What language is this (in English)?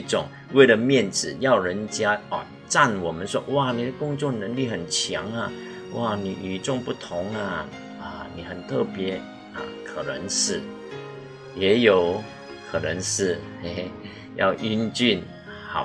Chinese